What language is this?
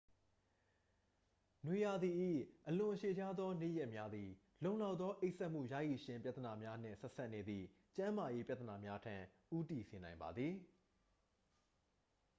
Burmese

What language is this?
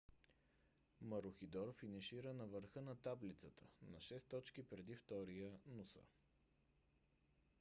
Bulgarian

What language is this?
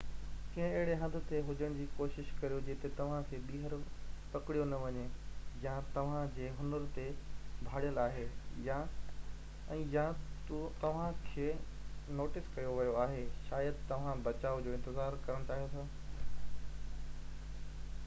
Sindhi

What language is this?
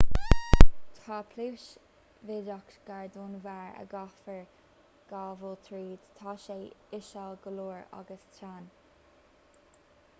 Irish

